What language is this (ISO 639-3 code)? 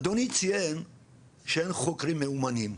heb